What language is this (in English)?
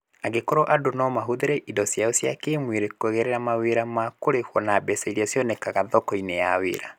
Kikuyu